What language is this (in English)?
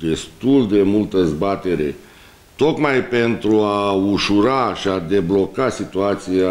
Romanian